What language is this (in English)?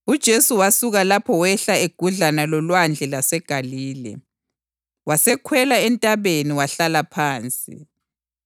North Ndebele